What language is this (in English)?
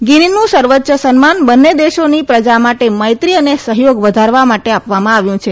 Gujarati